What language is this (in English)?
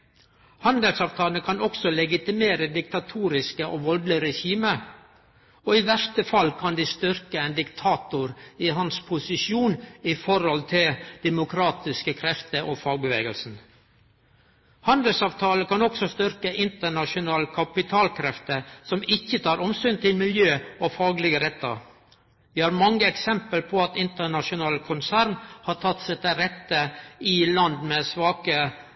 Norwegian Nynorsk